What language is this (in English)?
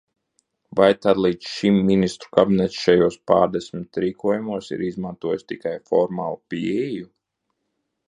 Latvian